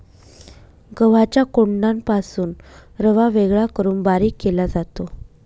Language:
Marathi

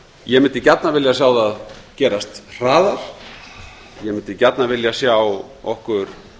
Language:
Icelandic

